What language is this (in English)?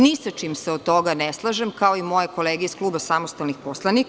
Serbian